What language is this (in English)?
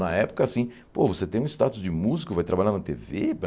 Portuguese